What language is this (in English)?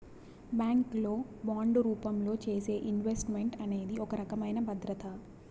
Telugu